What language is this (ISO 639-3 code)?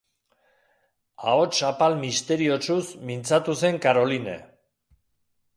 eus